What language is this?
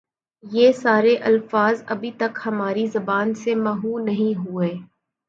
Urdu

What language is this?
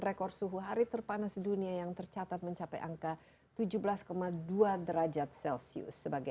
Indonesian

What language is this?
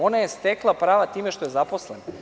Serbian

